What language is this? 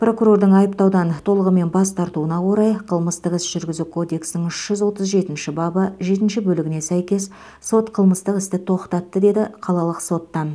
Kazakh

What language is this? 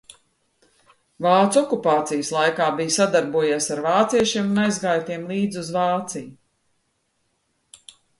Latvian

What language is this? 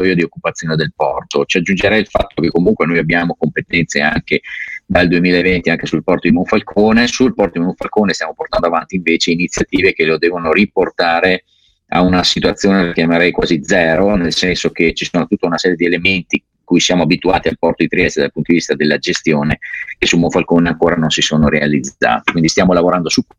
Italian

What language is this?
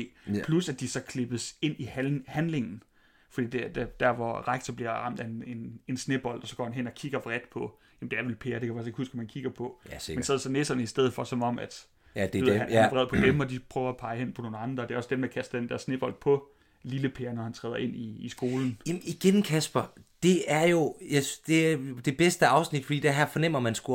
Danish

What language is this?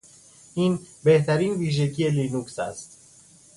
Persian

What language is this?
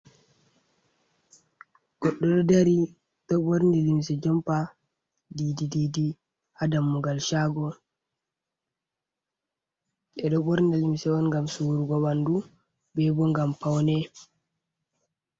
Fula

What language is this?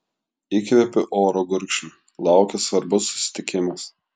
Lithuanian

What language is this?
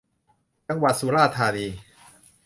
Thai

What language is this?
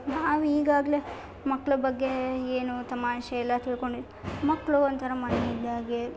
Kannada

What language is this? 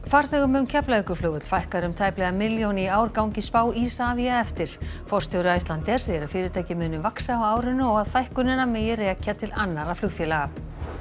Icelandic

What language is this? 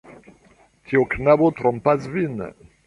Esperanto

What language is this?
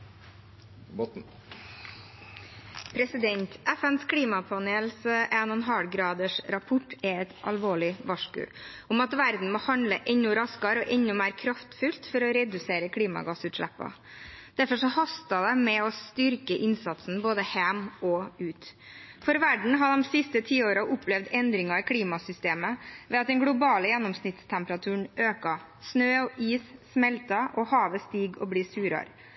Norwegian Bokmål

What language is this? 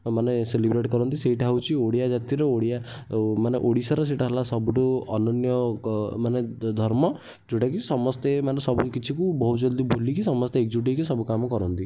Odia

